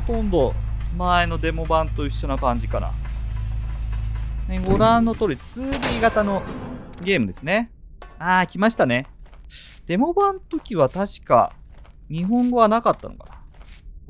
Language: Japanese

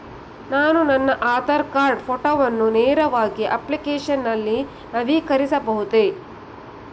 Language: Kannada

